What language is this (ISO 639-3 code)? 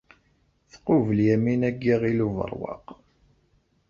kab